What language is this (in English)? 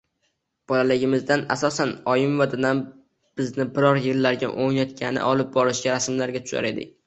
Uzbek